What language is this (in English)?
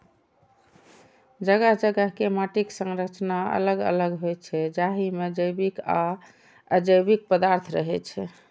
Maithili